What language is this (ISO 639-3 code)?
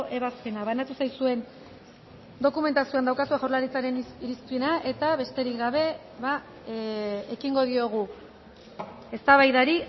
eus